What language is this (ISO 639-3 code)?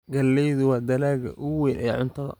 som